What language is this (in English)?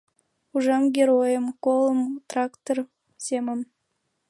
Mari